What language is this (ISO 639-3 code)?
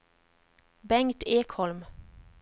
swe